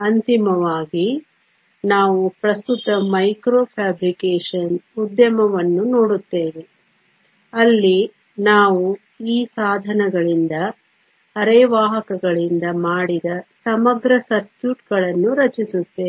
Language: Kannada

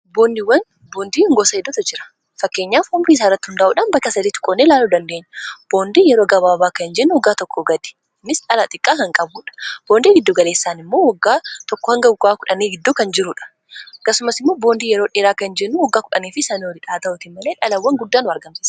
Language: Oromo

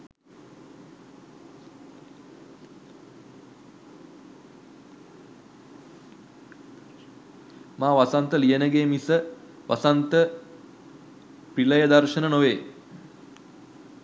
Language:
Sinhala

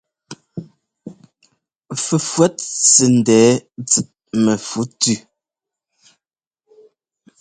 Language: Ngomba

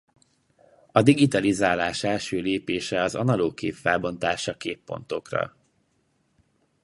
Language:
Hungarian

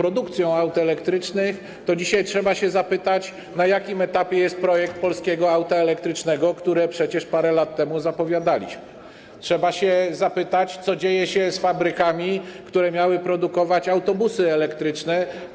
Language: Polish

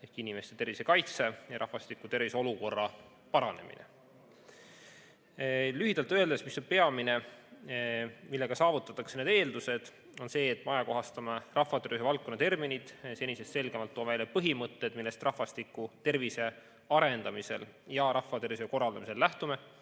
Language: Estonian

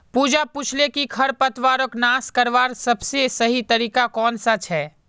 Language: Magahi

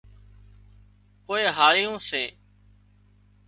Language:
Wadiyara Koli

